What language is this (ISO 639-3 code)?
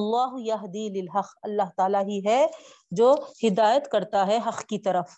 urd